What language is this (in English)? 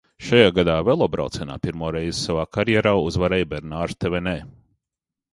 Latvian